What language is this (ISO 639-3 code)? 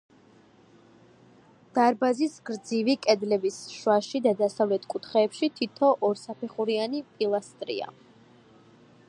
kat